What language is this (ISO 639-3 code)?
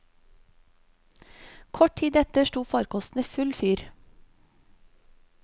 nor